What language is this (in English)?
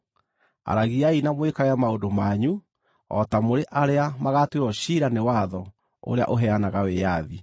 Kikuyu